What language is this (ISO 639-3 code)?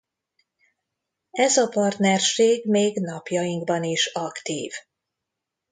hun